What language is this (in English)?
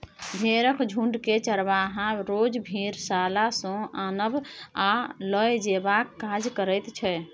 Maithili